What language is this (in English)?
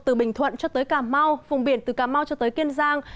Vietnamese